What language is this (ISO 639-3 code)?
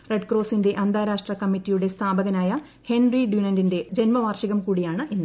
mal